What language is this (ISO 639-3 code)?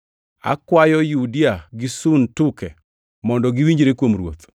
luo